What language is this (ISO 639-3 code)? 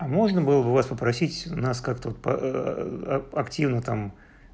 rus